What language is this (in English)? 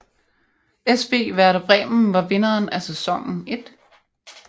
Danish